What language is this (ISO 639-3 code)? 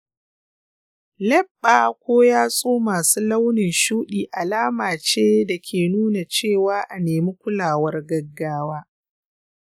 hau